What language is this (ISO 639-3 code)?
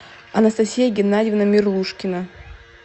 rus